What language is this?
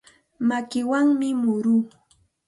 Santa Ana de Tusi Pasco Quechua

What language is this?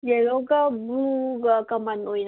Manipuri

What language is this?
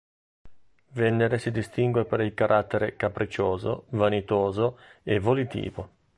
Italian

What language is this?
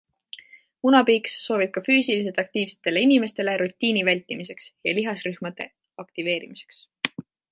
Estonian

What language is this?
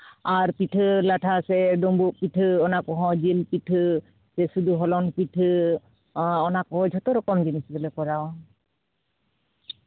Santali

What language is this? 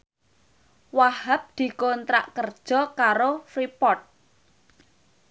Javanese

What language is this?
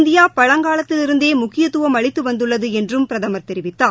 Tamil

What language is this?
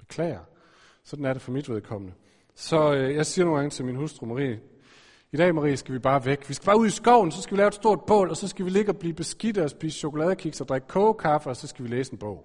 Danish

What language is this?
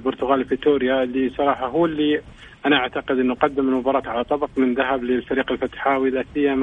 Arabic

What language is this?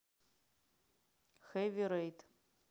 Russian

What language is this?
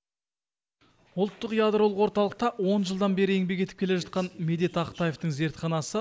Kazakh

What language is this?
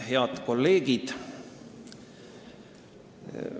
Estonian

